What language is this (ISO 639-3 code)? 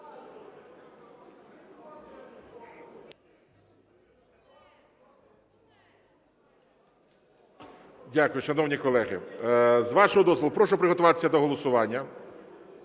ukr